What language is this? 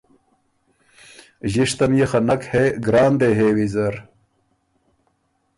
Ormuri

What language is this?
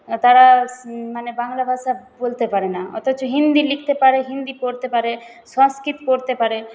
Bangla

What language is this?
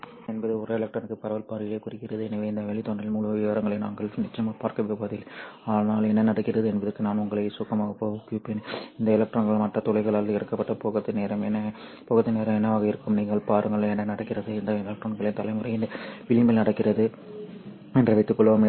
Tamil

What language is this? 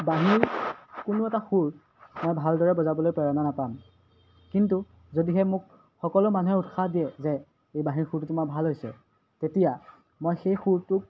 Assamese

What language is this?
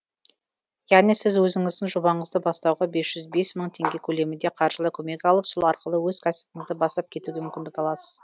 Kazakh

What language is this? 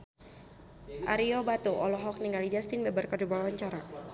Sundanese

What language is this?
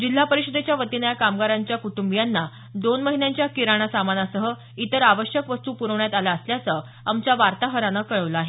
Marathi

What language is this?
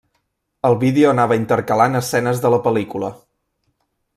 Catalan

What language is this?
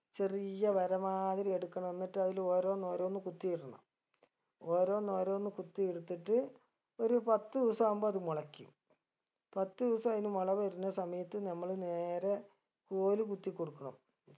Malayalam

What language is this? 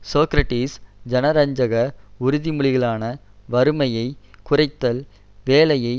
Tamil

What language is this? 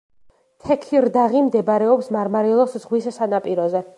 Georgian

